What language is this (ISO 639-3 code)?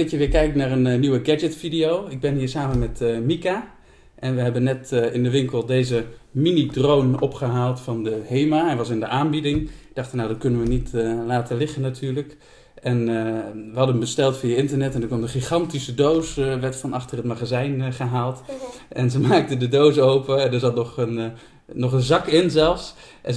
nld